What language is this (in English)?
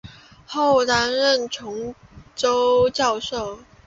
Chinese